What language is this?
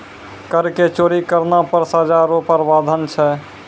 Maithili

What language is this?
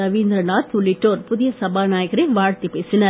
Tamil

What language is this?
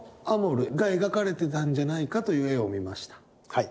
Japanese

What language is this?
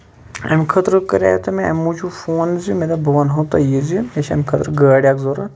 Kashmiri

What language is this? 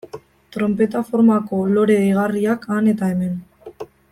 Basque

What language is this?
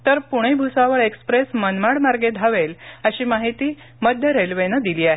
Marathi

